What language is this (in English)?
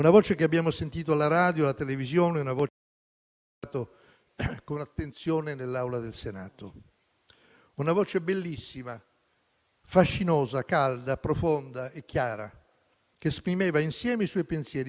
Italian